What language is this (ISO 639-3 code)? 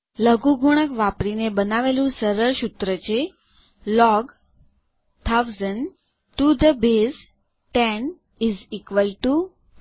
guj